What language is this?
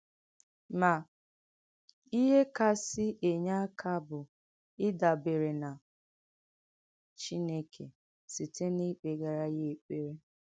Igbo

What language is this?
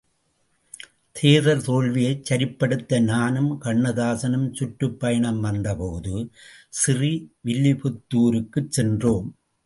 Tamil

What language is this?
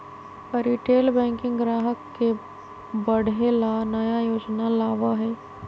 Magahi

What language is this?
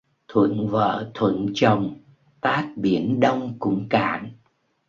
Vietnamese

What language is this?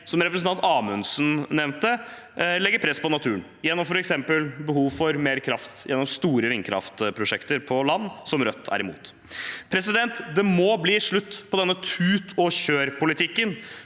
Norwegian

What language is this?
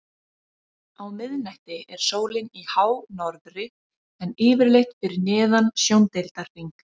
Icelandic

